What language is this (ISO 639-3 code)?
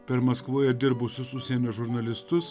lit